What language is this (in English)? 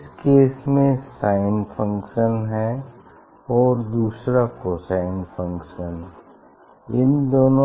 Hindi